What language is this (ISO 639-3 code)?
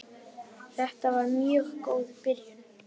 isl